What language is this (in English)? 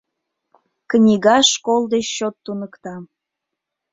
Mari